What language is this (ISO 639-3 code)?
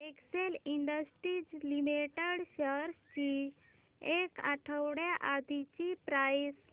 mar